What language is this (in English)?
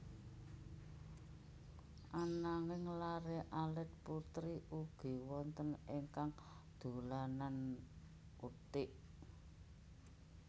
Javanese